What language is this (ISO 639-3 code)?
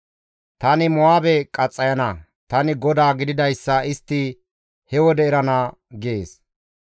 gmv